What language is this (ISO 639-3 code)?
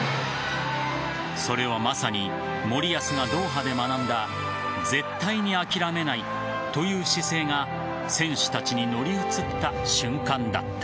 jpn